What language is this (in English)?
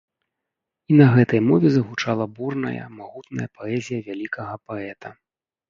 Belarusian